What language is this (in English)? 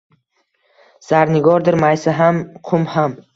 Uzbek